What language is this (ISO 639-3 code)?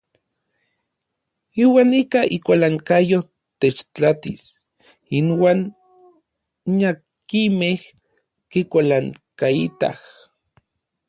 nlv